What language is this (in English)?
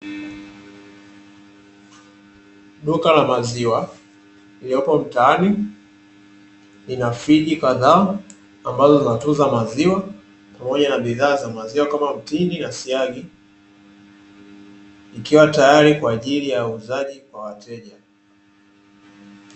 Swahili